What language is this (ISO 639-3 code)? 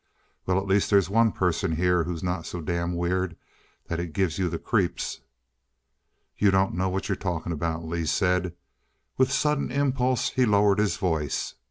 eng